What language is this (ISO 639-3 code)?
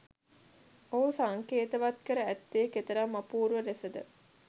sin